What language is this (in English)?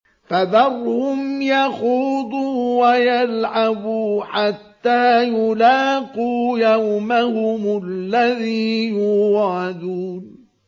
Arabic